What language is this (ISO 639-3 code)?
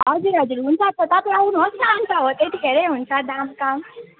nep